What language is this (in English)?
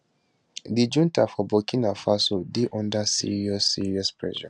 Nigerian Pidgin